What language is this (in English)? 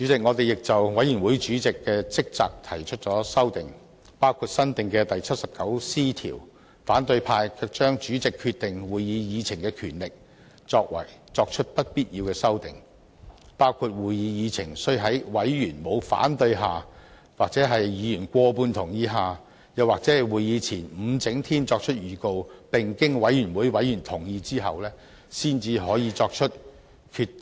Cantonese